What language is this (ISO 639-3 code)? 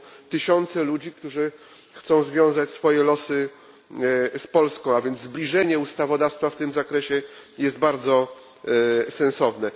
pol